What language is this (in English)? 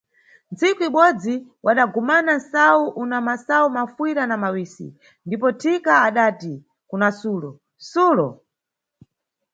Nyungwe